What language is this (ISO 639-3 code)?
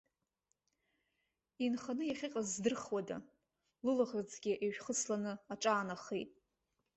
abk